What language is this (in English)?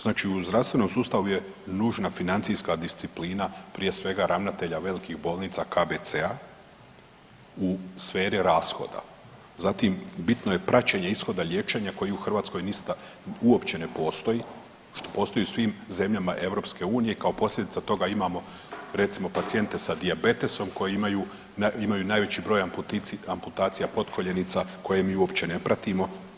Croatian